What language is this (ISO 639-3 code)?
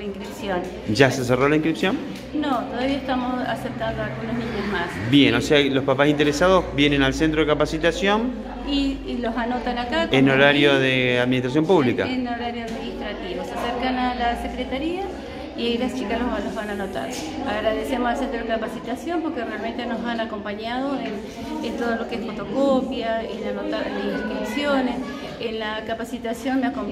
spa